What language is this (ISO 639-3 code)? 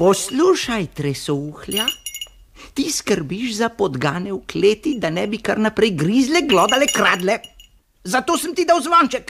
ron